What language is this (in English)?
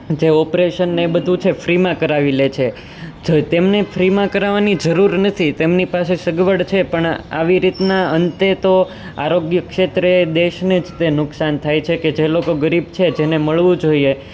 Gujarati